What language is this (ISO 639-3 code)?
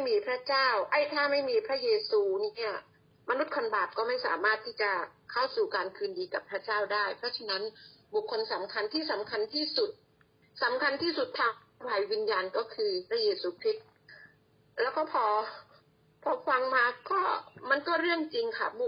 tha